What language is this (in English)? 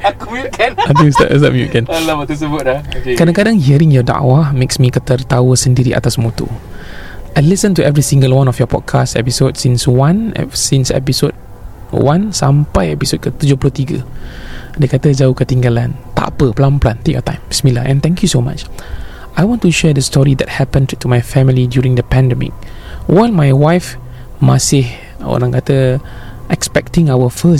Malay